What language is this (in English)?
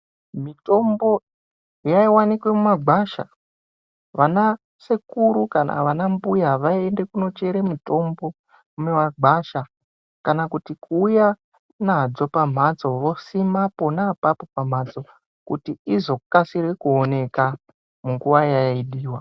Ndau